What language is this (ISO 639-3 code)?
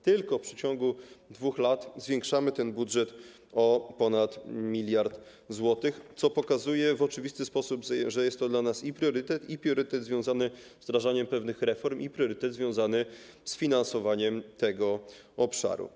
pol